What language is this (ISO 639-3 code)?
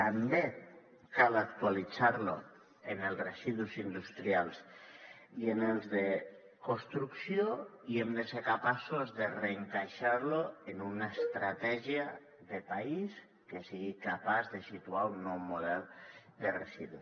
cat